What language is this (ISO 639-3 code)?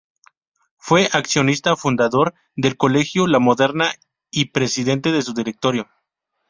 spa